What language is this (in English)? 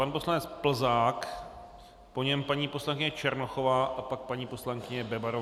Czech